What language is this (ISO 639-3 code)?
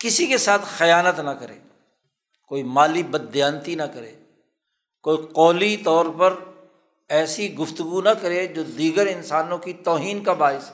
urd